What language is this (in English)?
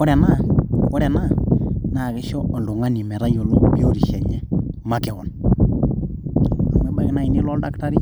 Masai